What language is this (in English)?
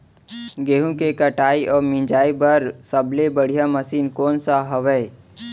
Chhattisgarhi